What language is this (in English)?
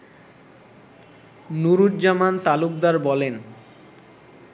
Bangla